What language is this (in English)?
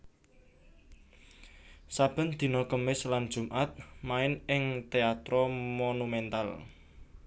Javanese